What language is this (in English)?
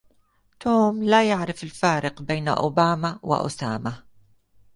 Arabic